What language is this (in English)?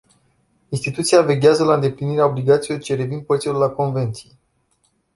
Romanian